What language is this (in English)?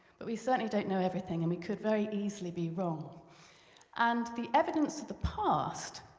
English